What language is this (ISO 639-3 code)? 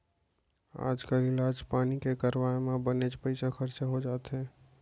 hne